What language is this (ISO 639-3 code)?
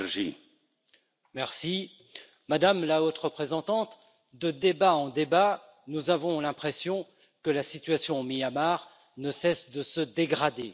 fra